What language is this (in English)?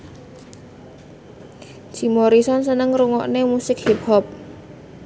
Javanese